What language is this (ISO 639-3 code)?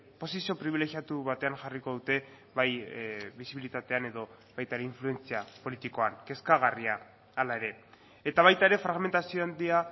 eus